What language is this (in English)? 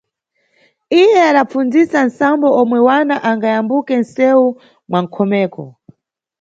Nyungwe